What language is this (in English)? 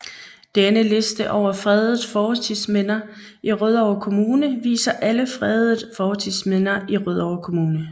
Danish